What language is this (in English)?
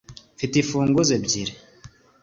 Kinyarwanda